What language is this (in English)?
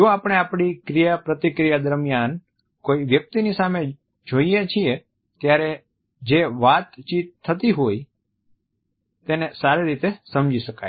Gujarati